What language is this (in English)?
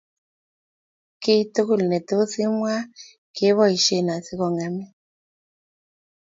Kalenjin